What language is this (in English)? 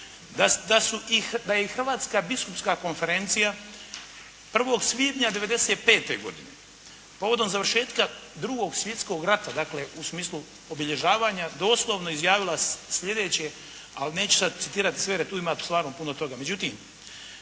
Croatian